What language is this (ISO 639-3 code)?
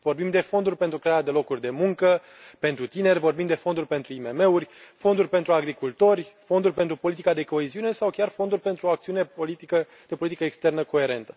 ron